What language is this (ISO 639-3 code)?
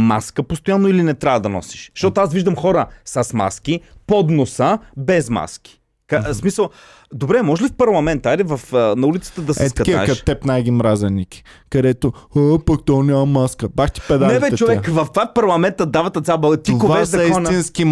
bul